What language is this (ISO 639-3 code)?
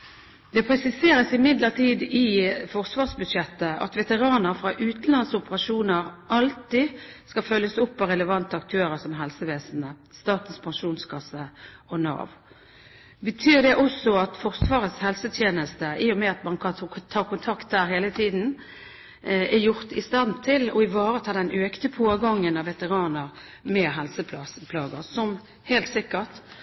nob